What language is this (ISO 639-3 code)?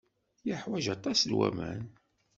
kab